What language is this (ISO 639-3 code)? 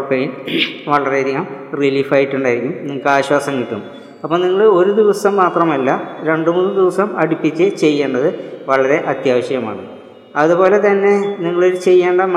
mal